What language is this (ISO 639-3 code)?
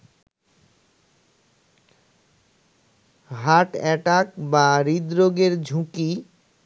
ben